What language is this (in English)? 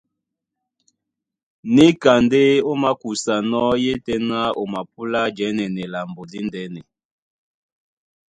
Duala